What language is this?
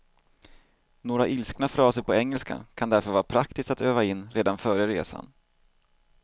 Swedish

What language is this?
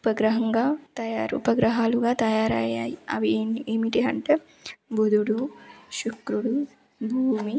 Telugu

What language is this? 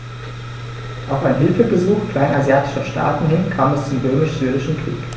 German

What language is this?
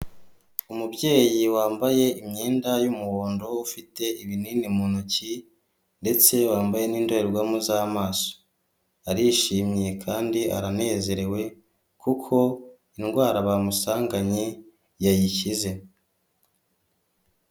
Kinyarwanda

